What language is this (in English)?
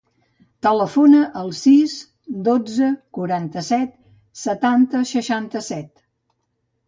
Catalan